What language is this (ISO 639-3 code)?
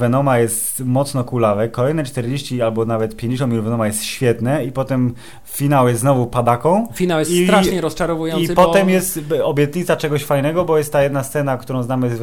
pol